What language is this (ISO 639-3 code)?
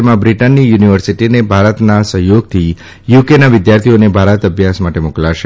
guj